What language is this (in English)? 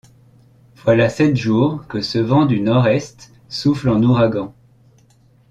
French